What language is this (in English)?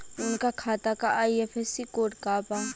Bhojpuri